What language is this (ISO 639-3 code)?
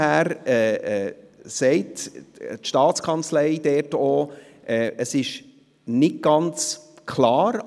gsw